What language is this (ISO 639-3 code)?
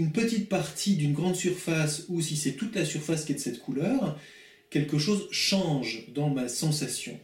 fra